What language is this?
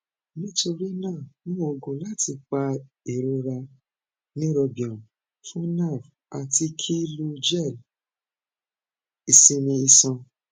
Yoruba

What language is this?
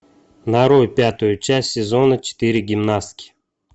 Russian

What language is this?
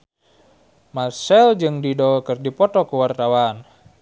Sundanese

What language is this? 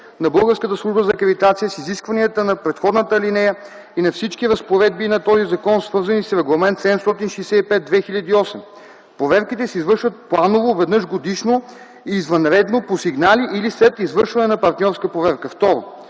Bulgarian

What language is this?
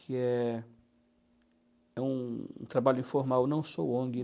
Portuguese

